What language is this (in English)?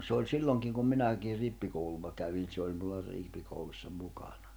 Finnish